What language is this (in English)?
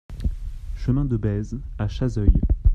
French